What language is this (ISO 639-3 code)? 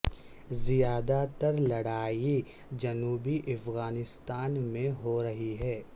urd